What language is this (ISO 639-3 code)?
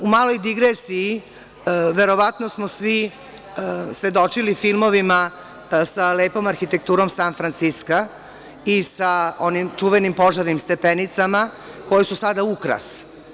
srp